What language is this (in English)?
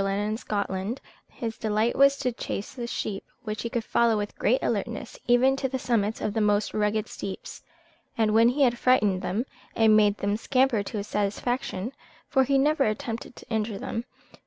English